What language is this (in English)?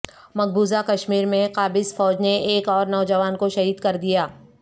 Urdu